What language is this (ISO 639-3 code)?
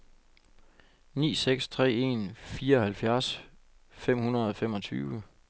dan